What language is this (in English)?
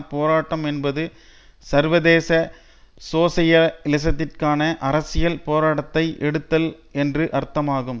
Tamil